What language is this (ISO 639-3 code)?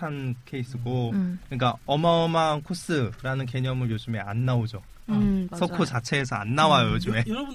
kor